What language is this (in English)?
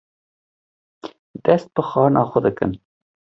Kurdish